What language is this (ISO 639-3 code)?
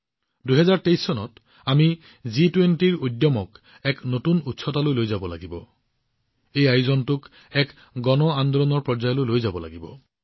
asm